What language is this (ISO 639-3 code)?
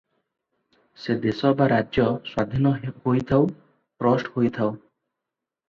ori